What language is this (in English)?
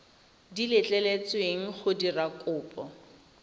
Tswana